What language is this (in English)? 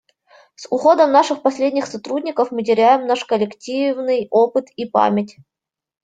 Russian